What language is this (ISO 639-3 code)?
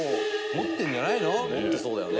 jpn